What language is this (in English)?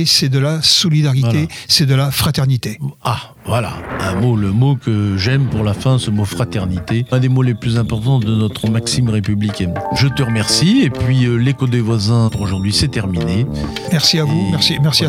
French